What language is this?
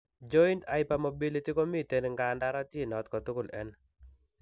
Kalenjin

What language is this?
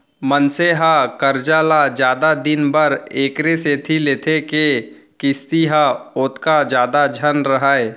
Chhattisgarhi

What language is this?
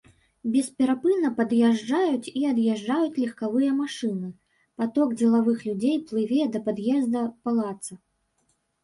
Belarusian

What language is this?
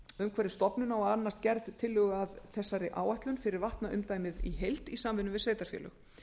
Icelandic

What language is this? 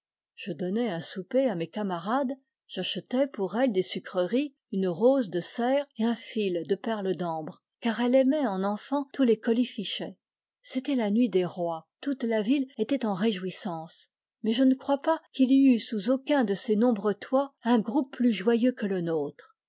French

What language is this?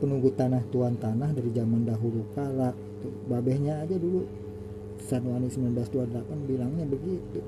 Indonesian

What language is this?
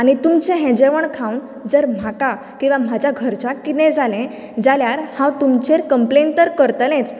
Konkani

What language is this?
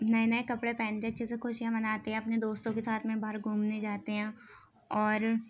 Urdu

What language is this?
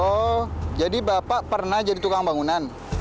Indonesian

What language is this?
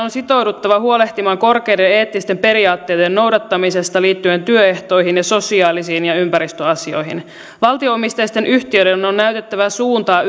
Finnish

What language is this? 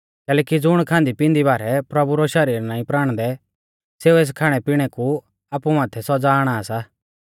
Mahasu Pahari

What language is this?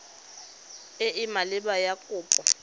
Tswana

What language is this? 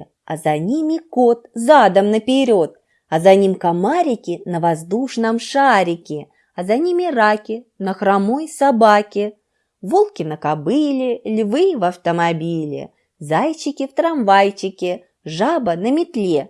Russian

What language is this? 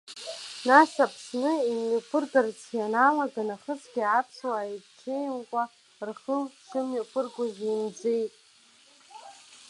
Abkhazian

